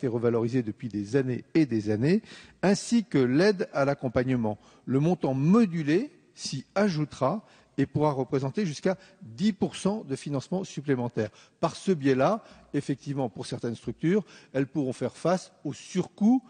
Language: French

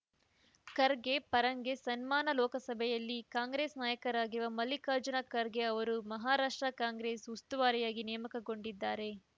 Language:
Kannada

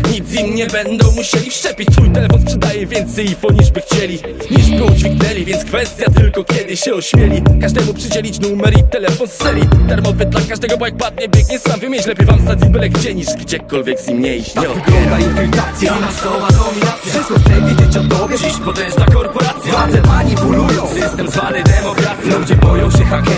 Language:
Polish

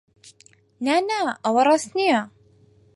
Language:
Central Kurdish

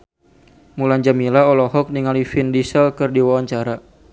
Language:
Sundanese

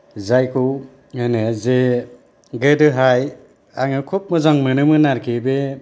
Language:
Bodo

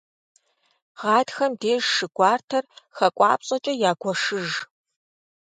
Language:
Kabardian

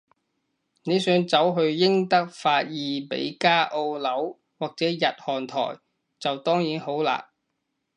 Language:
Cantonese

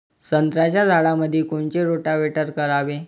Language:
Marathi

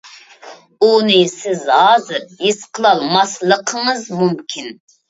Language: Uyghur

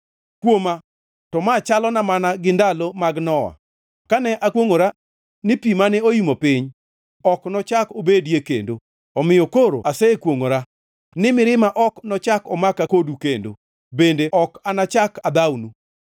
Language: Luo (Kenya and Tanzania)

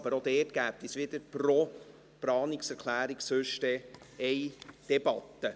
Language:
Swiss German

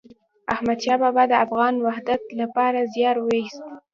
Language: Pashto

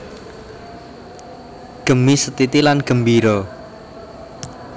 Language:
Javanese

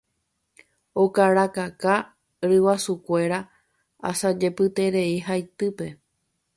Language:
Guarani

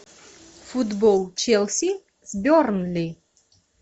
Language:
Russian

